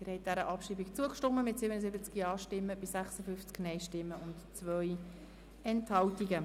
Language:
Swiss German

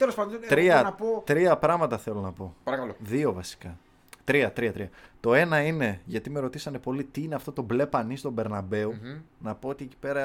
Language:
Greek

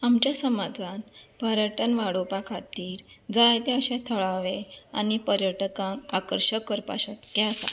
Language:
Konkani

